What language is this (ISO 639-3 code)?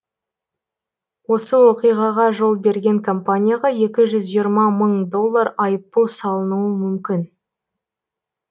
kaz